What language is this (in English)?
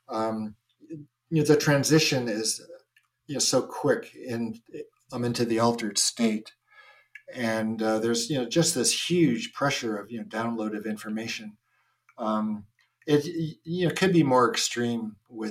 English